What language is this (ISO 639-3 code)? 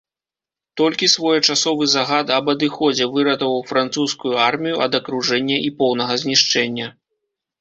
bel